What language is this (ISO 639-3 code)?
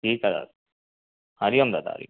snd